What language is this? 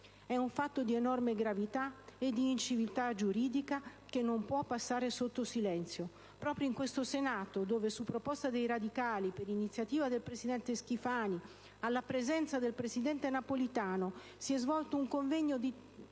Italian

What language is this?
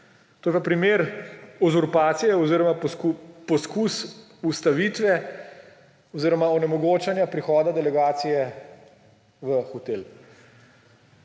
Slovenian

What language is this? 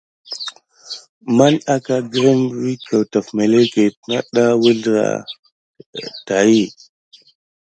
Gidar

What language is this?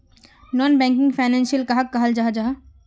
Magahi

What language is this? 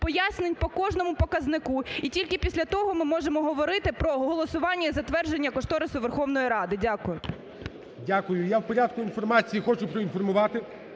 Ukrainian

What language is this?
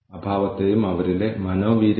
Malayalam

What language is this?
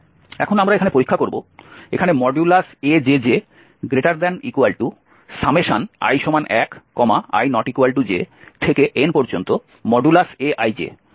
Bangla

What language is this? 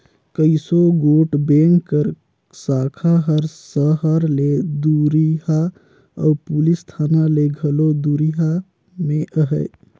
Chhattisgarhi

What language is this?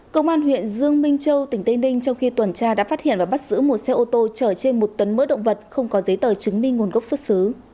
Vietnamese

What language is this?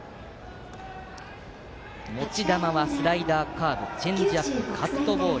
Japanese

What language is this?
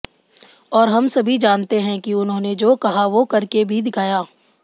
Hindi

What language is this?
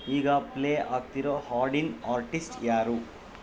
Kannada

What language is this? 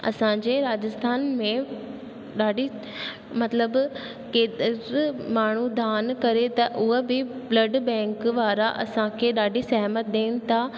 Sindhi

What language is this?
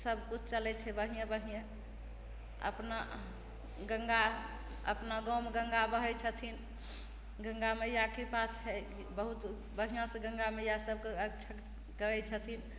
Maithili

